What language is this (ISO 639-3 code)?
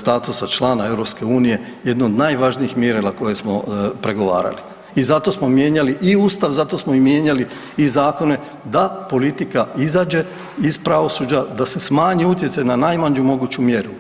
hrv